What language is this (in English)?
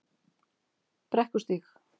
Icelandic